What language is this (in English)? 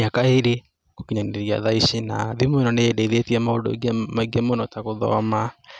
Kikuyu